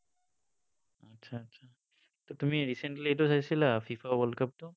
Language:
Assamese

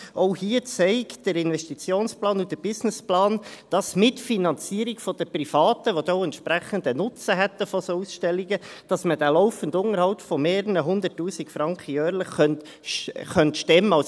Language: Swiss German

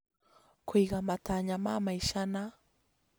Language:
Kikuyu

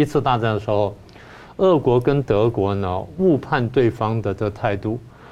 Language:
Chinese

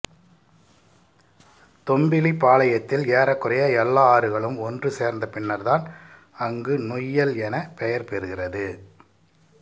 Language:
Tamil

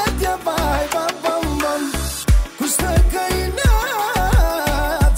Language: Arabic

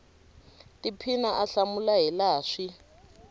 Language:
Tsonga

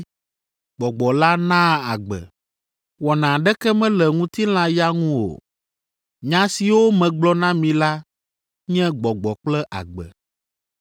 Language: Ewe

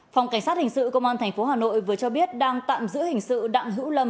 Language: Vietnamese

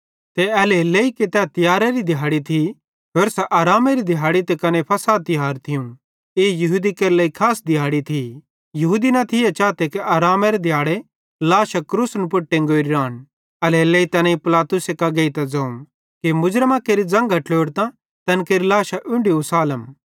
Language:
Bhadrawahi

